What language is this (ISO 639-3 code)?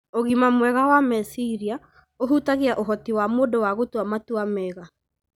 kik